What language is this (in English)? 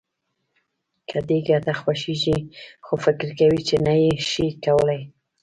Pashto